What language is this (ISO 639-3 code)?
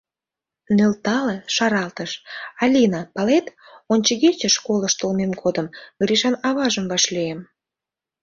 chm